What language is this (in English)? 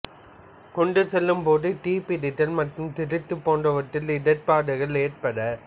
Tamil